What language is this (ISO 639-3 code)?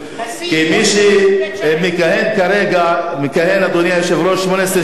heb